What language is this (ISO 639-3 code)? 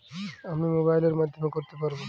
ben